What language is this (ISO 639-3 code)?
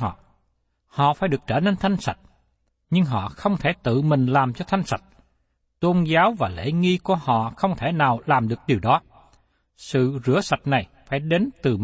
vie